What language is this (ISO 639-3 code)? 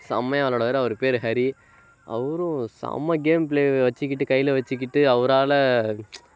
tam